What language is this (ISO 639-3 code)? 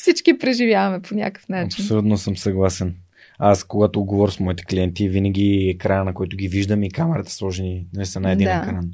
bul